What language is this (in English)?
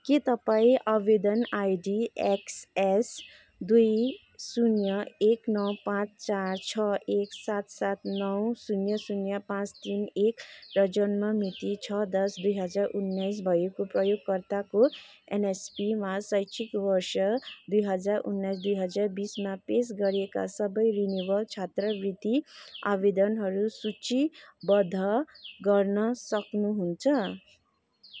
Nepali